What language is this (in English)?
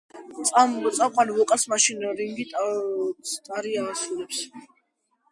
Georgian